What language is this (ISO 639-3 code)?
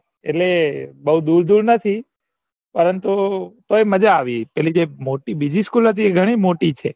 guj